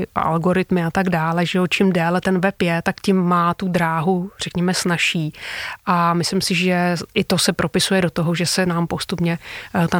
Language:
Czech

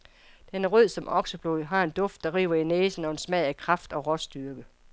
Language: Danish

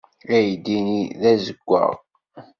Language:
Kabyle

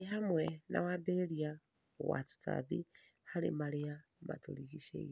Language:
Kikuyu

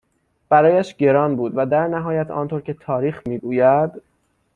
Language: Persian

